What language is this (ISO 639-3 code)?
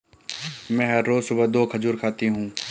hin